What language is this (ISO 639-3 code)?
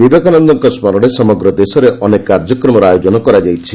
ori